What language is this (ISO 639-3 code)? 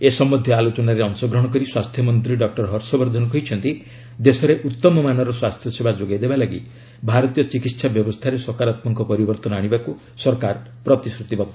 ori